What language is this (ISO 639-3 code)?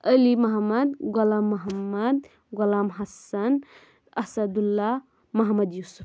kas